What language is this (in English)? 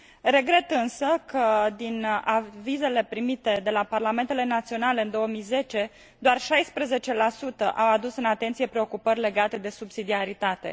Romanian